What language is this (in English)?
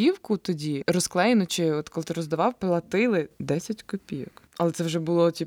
Ukrainian